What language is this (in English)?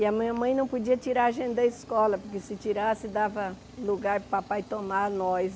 Portuguese